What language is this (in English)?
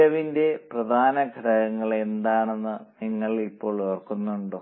Malayalam